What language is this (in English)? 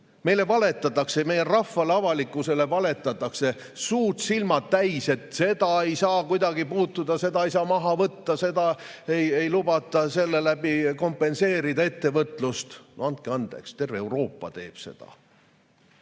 Estonian